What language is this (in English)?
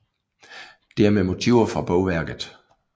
Danish